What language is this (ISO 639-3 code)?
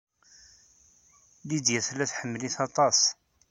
kab